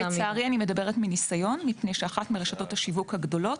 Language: Hebrew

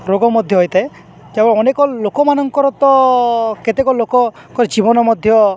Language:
Odia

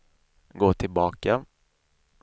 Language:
Swedish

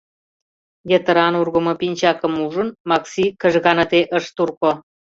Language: Mari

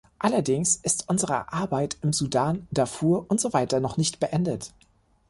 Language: German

